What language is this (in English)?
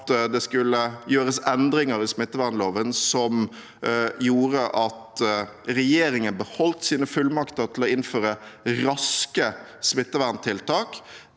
Norwegian